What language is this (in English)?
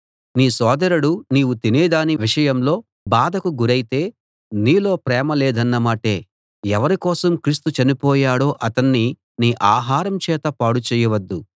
Telugu